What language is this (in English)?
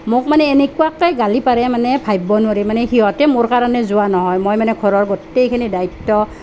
Assamese